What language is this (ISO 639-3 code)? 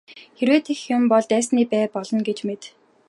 mon